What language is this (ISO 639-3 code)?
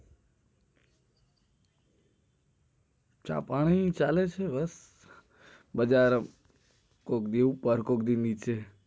guj